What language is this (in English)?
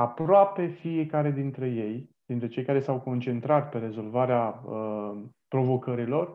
Romanian